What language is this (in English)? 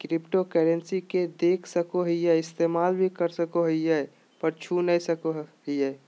Magahi